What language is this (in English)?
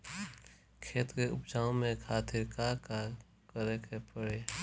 Bhojpuri